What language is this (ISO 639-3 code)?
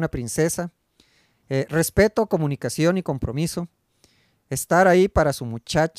spa